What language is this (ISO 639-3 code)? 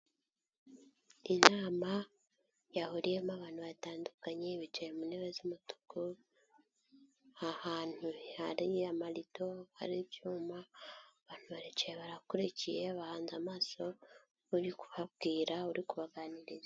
kin